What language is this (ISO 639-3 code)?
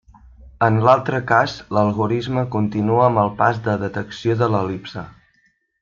cat